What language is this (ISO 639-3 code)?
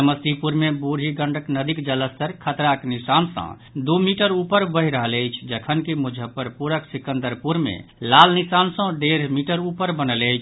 mai